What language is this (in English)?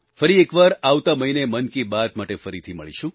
Gujarati